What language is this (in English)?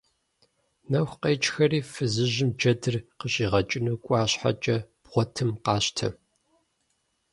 Kabardian